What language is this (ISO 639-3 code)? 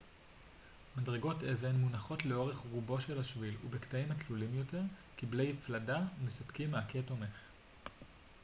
heb